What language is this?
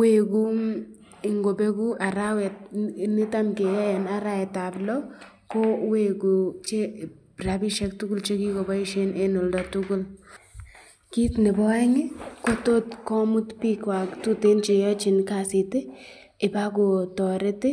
Kalenjin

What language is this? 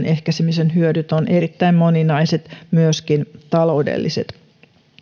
Finnish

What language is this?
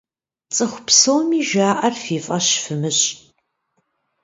Kabardian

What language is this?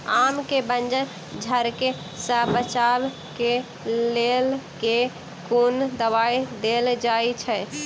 Maithili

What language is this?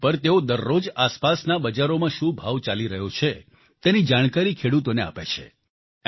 Gujarati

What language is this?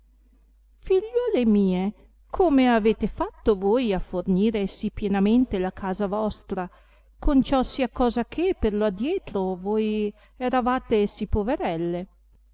Italian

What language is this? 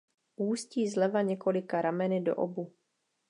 Czech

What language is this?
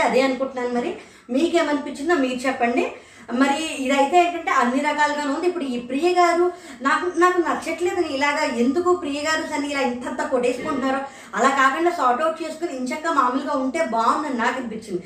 Telugu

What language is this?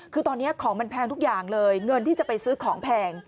Thai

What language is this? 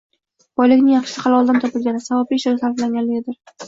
Uzbek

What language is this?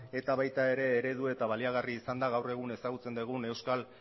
Basque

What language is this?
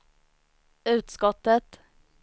Swedish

